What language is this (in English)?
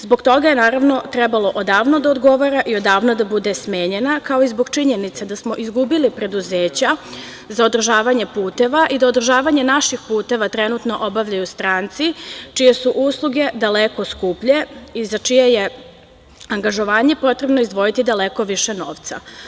Serbian